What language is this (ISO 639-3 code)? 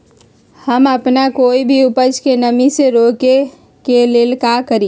mag